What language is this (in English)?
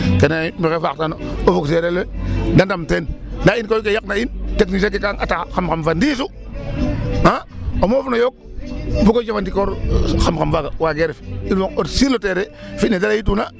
Serer